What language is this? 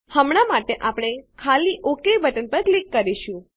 Gujarati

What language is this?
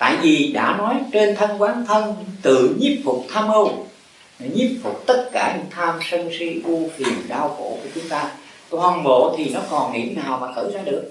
Vietnamese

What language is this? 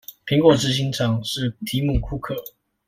Chinese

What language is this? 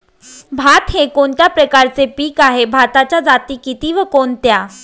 Marathi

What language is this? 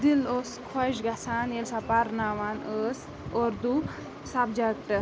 Kashmiri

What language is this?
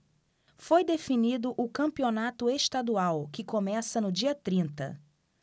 Portuguese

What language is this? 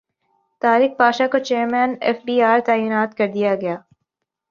Urdu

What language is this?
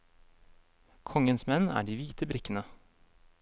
Norwegian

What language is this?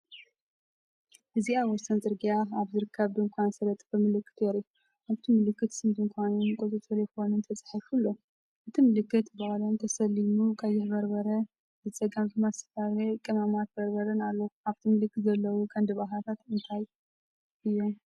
Tigrinya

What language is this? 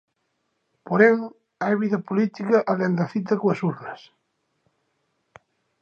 Galician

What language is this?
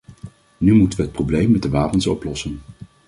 Dutch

